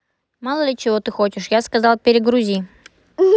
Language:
Russian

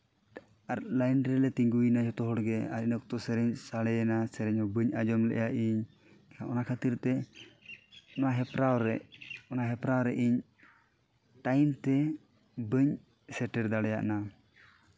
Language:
Santali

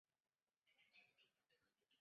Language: Chinese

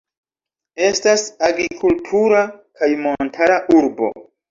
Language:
Esperanto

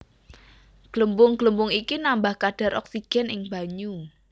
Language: Javanese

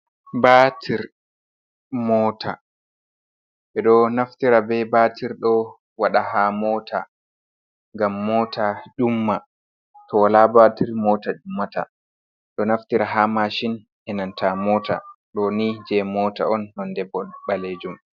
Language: Fula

